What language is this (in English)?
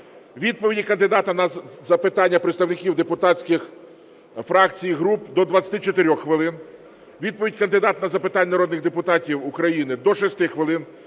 Ukrainian